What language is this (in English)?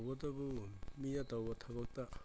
Manipuri